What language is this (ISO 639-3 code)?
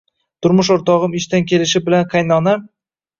uzb